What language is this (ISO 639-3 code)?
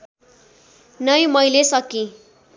nep